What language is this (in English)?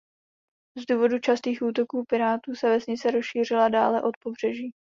Czech